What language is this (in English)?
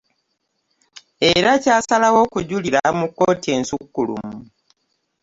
Ganda